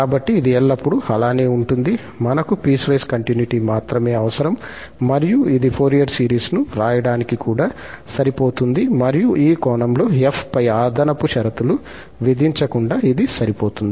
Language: Telugu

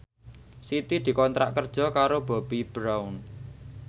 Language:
Javanese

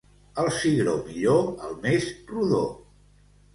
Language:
Catalan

